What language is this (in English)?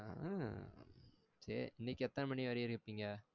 Tamil